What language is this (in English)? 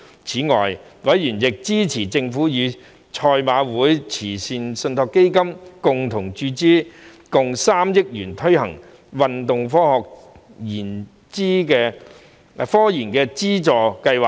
Cantonese